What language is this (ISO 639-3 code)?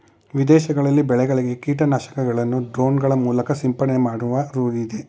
kan